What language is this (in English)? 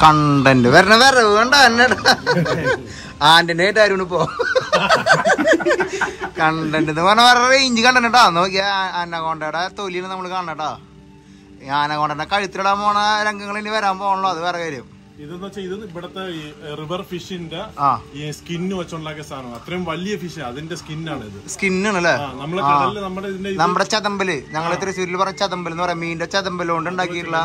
Indonesian